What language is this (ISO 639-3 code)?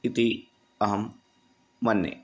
san